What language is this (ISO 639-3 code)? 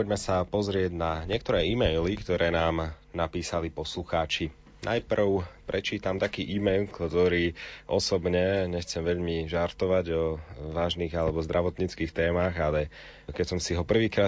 slk